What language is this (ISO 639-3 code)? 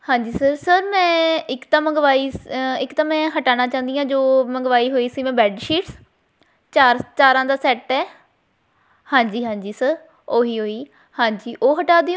pan